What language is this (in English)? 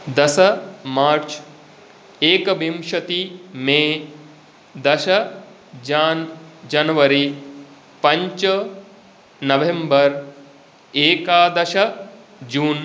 Sanskrit